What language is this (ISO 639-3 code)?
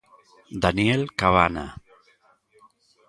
glg